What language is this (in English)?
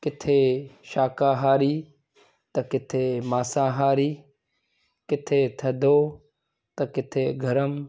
Sindhi